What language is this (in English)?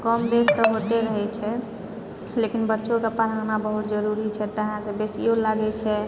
Maithili